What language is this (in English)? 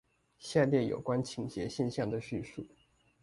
Chinese